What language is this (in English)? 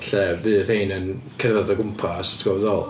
Welsh